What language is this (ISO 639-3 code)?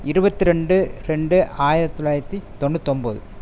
tam